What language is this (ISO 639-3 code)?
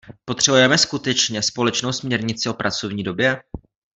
ces